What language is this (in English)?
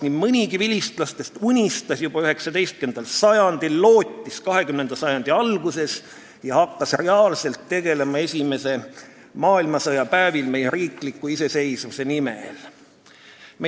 Estonian